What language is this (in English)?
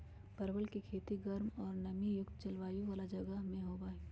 Magahi